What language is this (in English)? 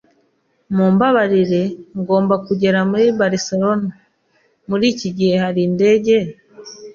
Kinyarwanda